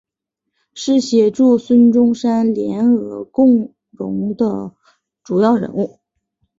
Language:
Chinese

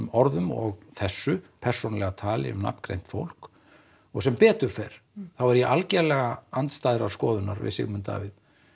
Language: Icelandic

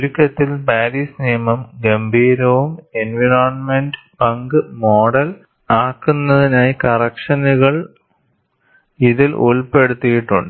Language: Malayalam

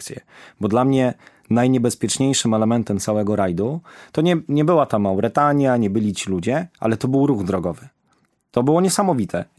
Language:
Polish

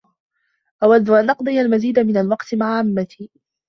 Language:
Arabic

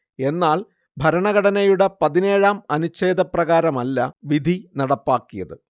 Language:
Malayalam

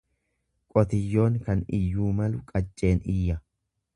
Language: Oromo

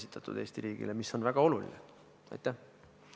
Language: Estonian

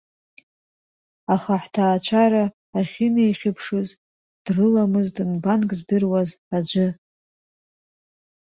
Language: Abkhazian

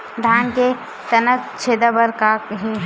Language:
Chhattisgarhi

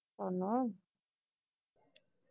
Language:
Punjabi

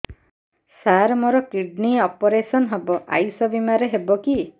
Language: Odia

